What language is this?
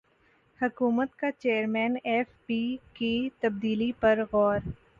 Urdu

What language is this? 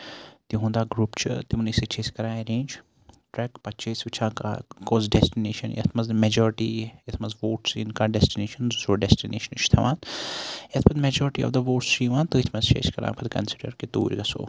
Kashmiri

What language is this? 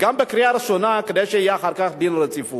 Hebrew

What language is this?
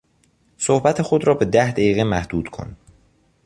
Persian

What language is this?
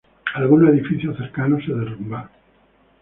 Spanish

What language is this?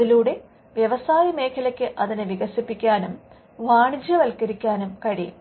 Malayalam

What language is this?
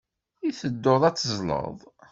Kabyle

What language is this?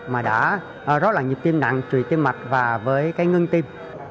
Vietnamese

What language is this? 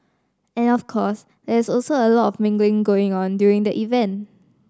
English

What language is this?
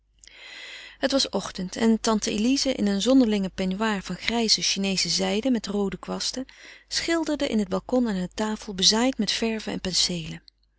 Dutch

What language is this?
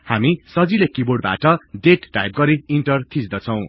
Nepali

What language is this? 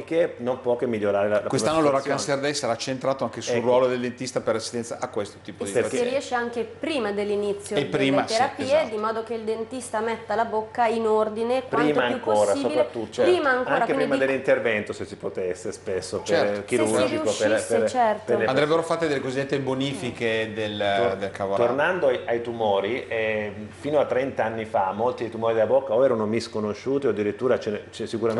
Italian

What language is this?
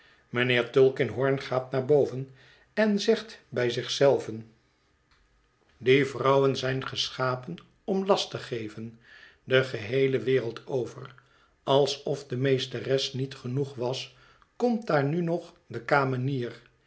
Dutch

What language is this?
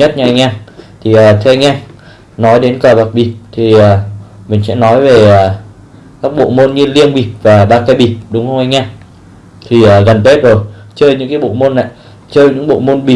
Vietnamese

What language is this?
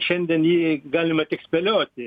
Lithuanian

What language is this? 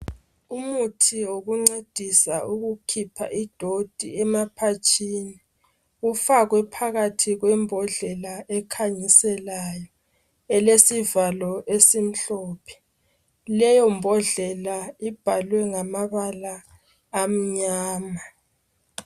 North Ndebele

